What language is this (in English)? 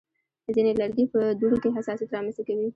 Pashto